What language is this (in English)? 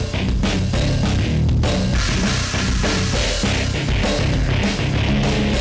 Indonesian